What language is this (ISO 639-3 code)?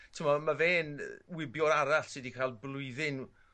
cym